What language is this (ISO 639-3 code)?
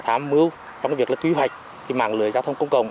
vie